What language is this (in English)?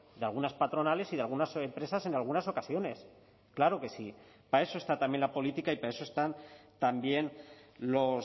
Spanish